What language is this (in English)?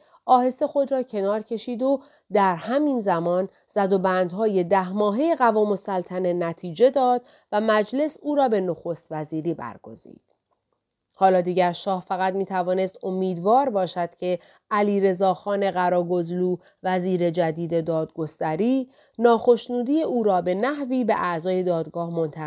Persian